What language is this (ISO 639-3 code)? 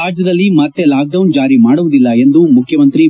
kan